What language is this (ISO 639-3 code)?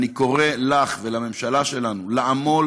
heb